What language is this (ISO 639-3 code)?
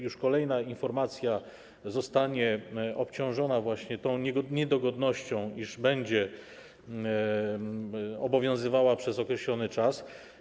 pol